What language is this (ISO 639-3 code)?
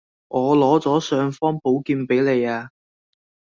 yue